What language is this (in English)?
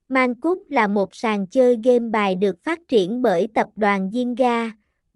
Vietnamese